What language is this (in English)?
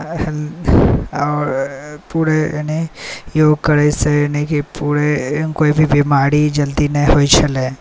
Maithili